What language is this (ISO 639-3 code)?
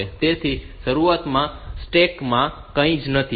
guj